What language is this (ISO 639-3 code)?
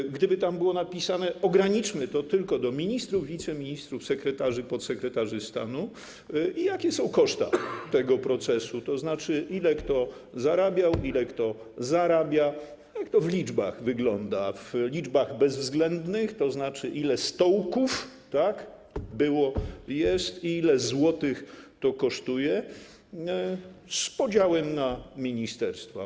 pol